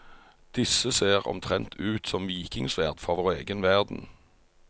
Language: Norwegian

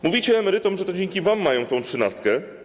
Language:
Polish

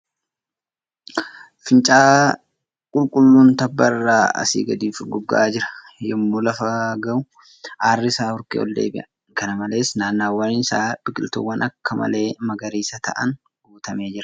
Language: Oromo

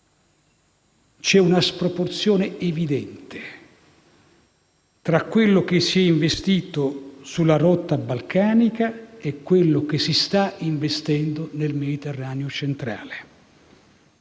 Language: Italian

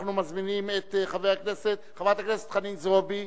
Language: Hebrew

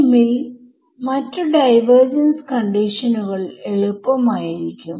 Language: Malayalam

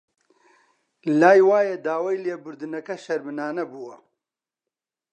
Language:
Central Kurdish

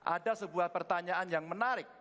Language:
Indonesian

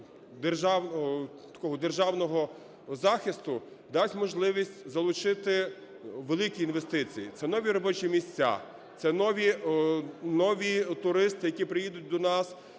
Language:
Ukrainian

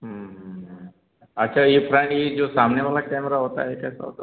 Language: Hindi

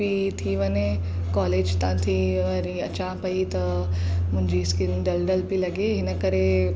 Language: Sindhi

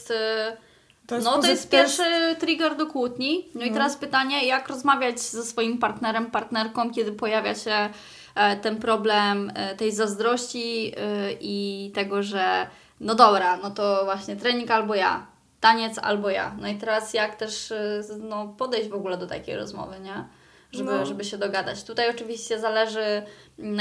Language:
Polish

